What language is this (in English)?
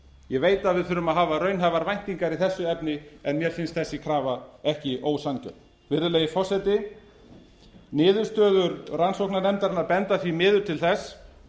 Icelandic